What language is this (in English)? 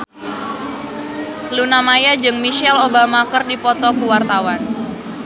Sundanese